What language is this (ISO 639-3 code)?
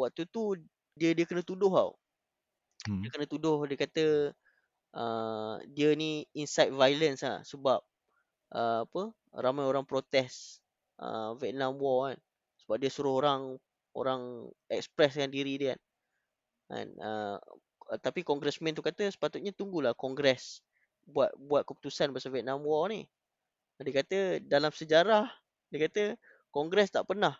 msa